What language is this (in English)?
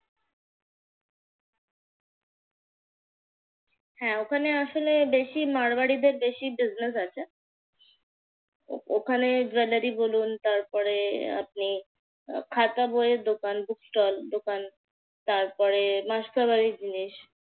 Bangla